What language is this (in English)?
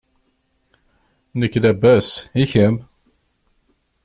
Kabyle